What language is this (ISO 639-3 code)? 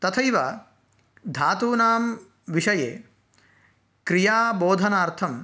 san